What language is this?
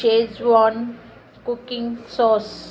Sindhi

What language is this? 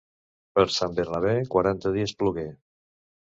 Catalan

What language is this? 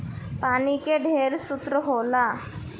Bhojpuri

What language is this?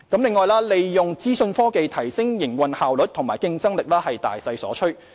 Cantonese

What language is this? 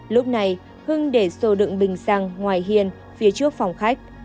Vietnamese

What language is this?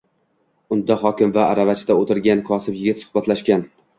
Uzbek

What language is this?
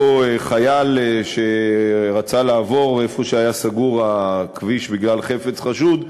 Hebrew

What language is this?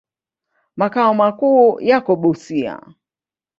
Swahili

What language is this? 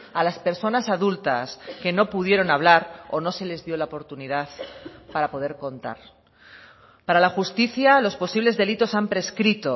Spanish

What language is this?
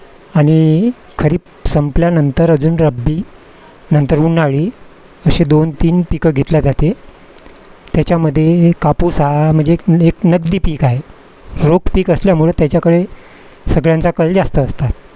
Marathi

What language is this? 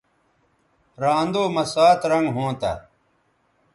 Bateri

